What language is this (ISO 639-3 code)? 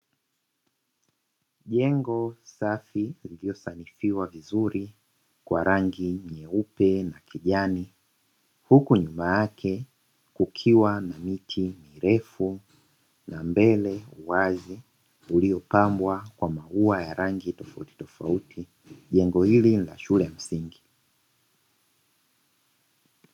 swa